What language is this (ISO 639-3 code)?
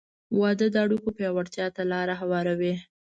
pus